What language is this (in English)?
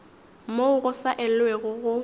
Northern Sotho